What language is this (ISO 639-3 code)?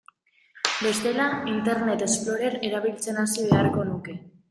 eus